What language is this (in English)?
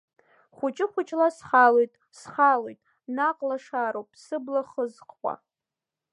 Abkhazian